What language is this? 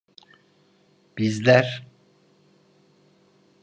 Turkish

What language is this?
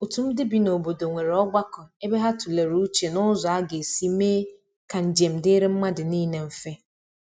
Igbo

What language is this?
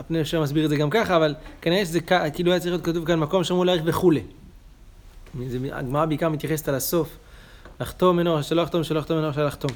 Hebrew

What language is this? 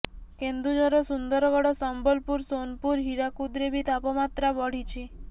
Odia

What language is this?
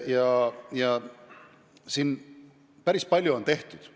Estonian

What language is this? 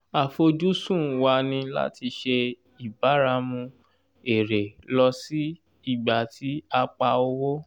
Yoruba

